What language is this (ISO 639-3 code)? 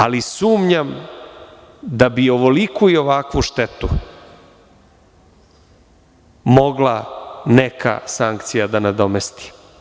srp